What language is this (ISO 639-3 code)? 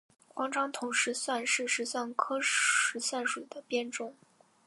zho